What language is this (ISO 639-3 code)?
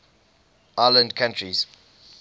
eng